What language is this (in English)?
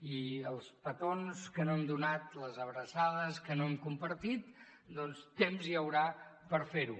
Catalan